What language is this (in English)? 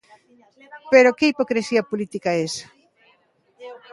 Galician